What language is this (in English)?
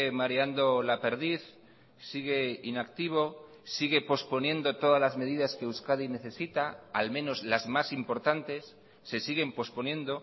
Spanish